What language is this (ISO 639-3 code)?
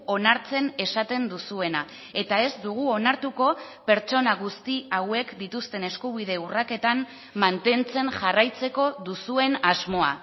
eus